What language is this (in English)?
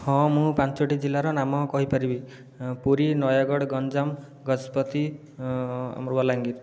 Odia